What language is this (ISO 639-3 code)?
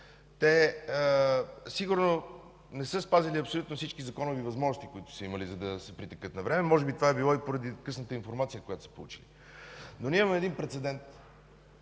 bul